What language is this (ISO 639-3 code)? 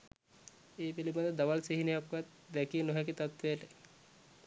sin